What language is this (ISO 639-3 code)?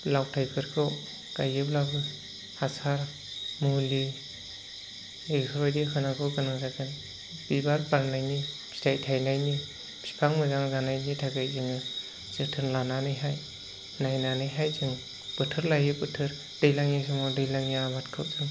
brx